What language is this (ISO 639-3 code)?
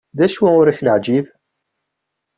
kab